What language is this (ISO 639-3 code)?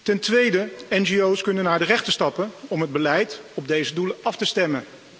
nld